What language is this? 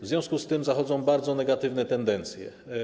Polish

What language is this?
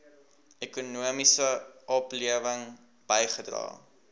Afrikaans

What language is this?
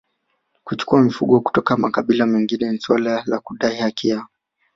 Swahili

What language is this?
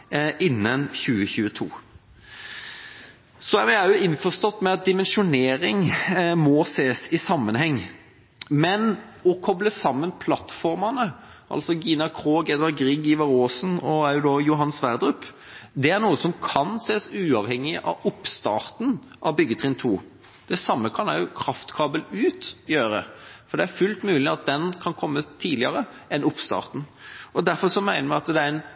Norwegian Bokmål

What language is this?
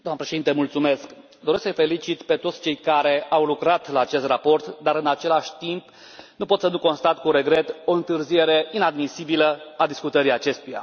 Romanian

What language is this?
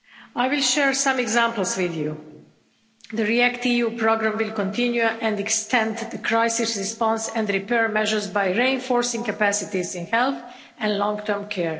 English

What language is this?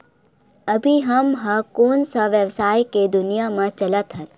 Chhattisgarhi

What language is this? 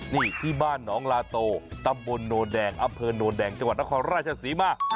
Thai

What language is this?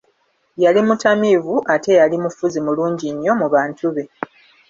Ganda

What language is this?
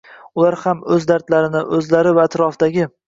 Uzbek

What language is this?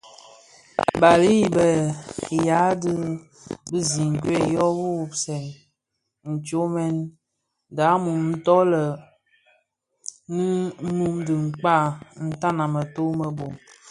Bafia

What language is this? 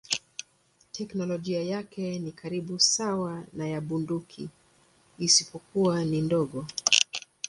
Swahili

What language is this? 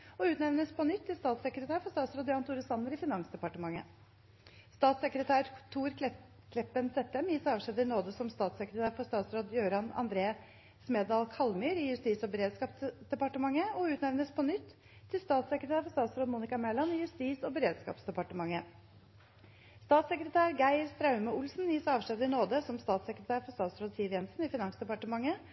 Norwegian Bokmål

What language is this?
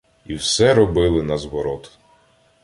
Ukrainian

